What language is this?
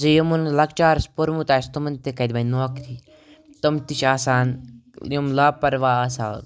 Kashmiri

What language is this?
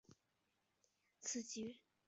Chinese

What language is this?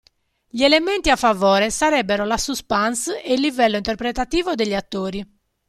Italian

